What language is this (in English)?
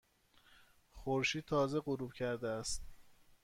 Persian